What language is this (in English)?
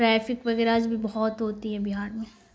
Urdu